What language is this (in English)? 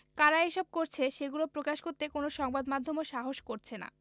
Bangla